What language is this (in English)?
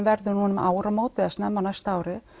Icelandic